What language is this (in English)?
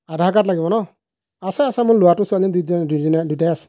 Assamese